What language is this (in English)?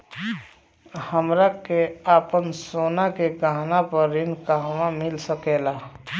Bhojpuri